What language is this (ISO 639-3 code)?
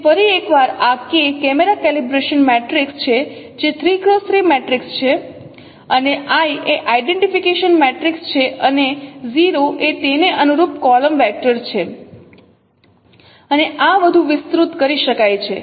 guj